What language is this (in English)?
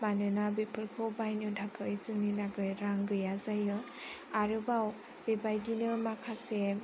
Bodo